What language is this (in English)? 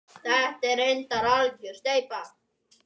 Icelandic